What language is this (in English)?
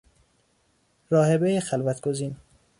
Persian